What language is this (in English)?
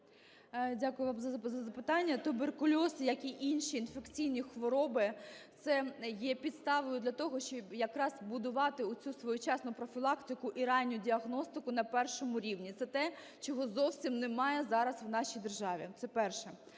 Ukrainian